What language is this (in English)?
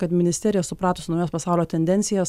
Lithuanian